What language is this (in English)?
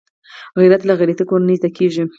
Pashto